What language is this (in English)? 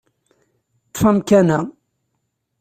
Kabyle